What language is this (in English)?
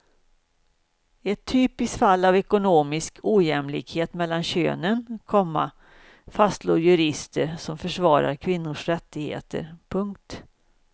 Swedish